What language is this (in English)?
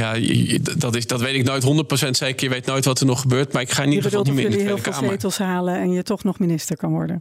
Dutch